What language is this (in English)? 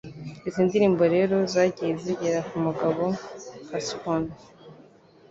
Kinyarwanda